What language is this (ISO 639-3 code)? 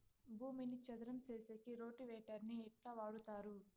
tel